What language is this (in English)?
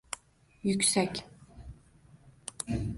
Uzbek